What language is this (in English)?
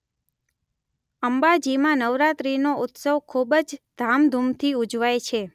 Gujarati